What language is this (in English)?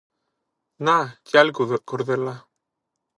Greek